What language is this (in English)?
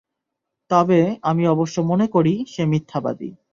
Bangla